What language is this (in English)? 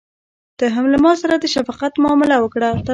Pashto